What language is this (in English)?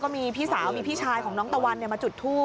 Thai